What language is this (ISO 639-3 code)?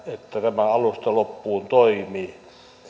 fin